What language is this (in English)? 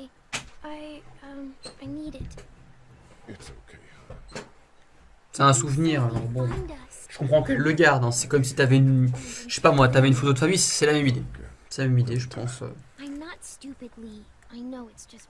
French